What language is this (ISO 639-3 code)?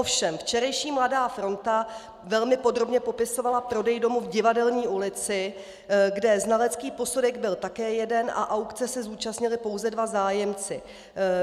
ces